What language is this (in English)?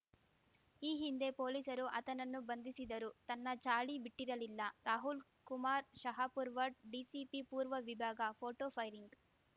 Kannada